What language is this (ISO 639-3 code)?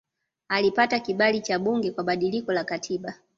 swa